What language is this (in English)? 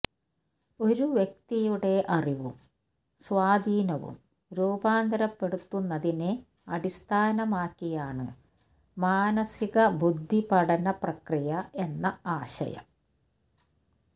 Malayalam